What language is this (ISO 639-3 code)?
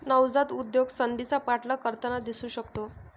mar